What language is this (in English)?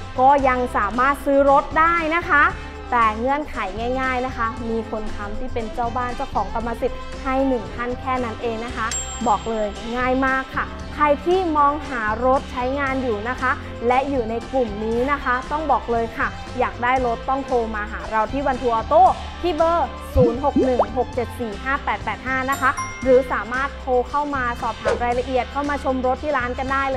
Thai